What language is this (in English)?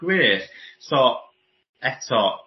Welsh